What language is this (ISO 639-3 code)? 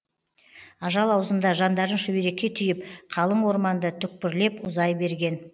kaz